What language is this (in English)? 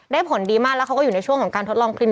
Thai